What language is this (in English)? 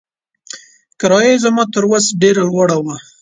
Pashto